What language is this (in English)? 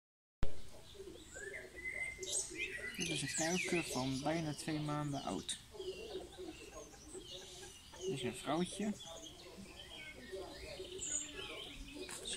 Dutch